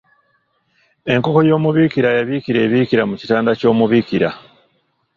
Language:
Ganda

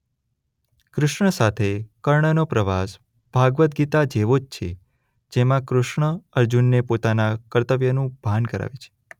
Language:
Gujarati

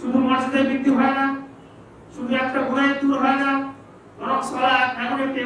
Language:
Indonesian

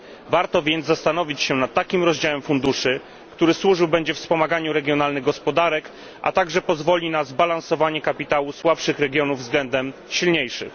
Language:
Polish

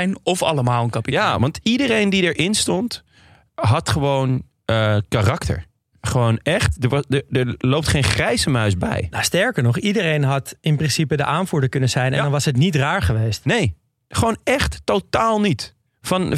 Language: Dutch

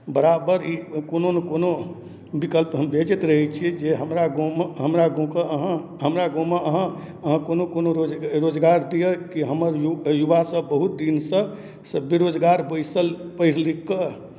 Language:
Maithili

